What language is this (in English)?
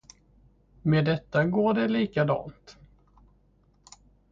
Swedish